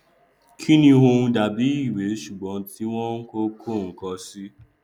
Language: Yoruba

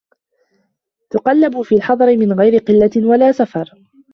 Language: Arabic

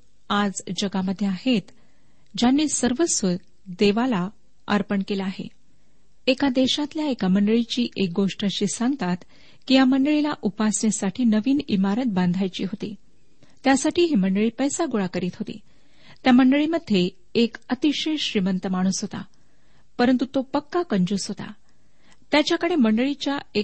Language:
Marathi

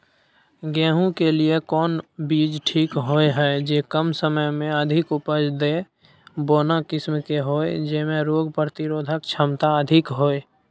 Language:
Maithili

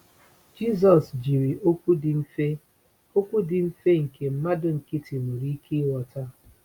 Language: Igbo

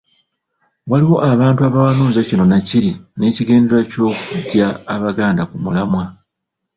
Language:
Ganda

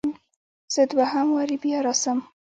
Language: Pashto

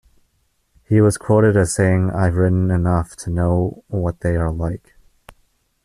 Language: English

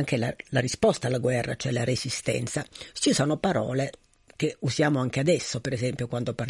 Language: Italian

